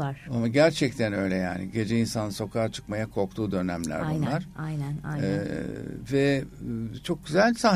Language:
Turkish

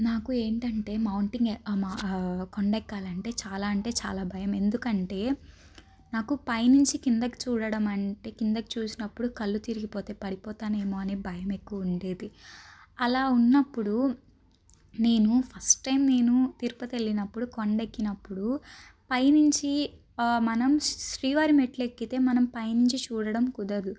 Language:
Telugu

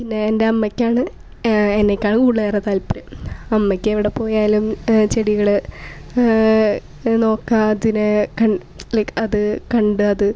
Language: Malayalam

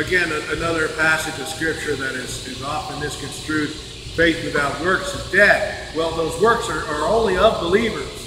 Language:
English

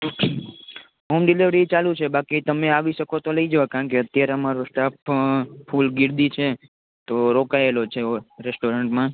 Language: Gujarati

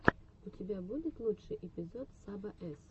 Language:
Russian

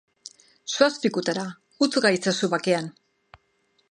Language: Basque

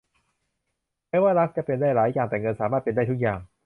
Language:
Thai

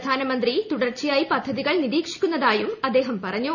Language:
Malayalam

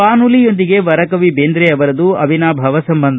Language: Kannada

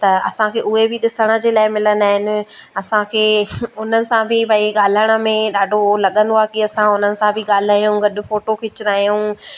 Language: Sindhi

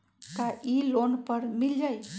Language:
Magahi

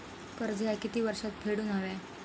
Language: Marathi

